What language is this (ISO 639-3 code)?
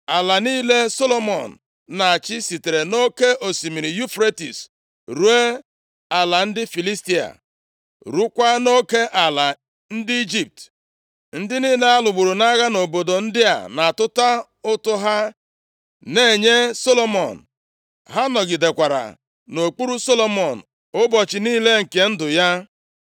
ibo